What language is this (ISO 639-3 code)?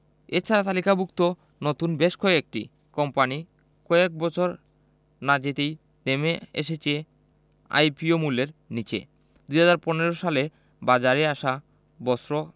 ben